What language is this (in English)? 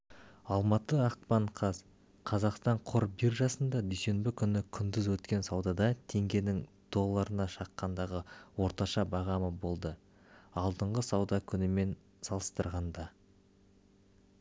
Kazakh